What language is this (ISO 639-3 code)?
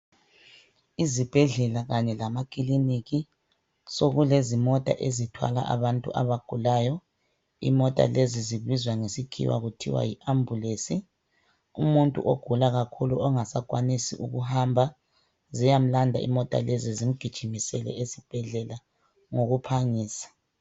nde